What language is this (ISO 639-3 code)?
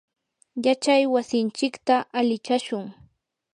qur